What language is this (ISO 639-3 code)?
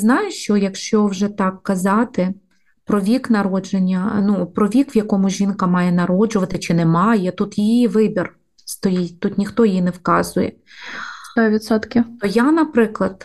ukr